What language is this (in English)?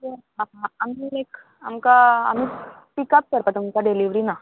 Konkani